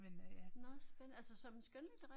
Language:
Danish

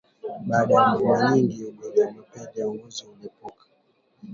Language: Swahili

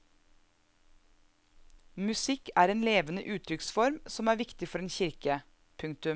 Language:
Norwegian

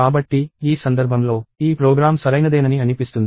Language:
Telugu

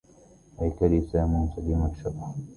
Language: Arabic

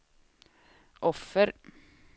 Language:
Swedish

